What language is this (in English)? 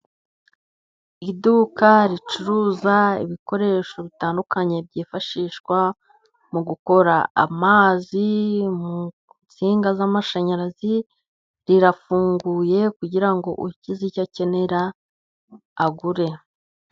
Kinyarwanda